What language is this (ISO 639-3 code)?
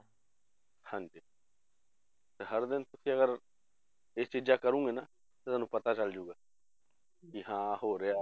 pan